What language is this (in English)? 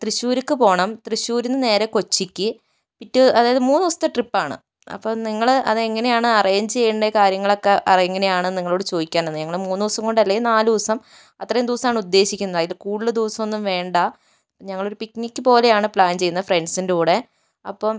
Malayalam